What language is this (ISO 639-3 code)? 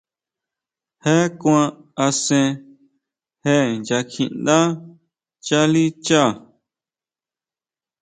mau